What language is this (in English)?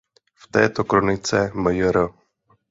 Czech